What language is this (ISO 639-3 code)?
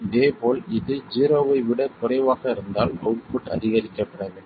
tam